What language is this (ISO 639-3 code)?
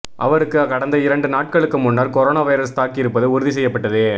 tam